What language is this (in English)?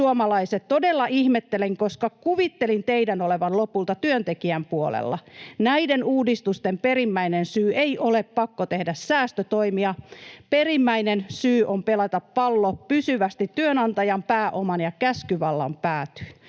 Finnish